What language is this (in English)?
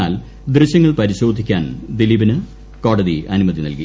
Malayalam